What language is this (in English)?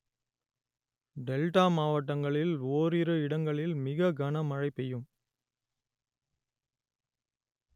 Tamil